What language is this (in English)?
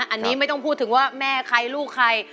Thai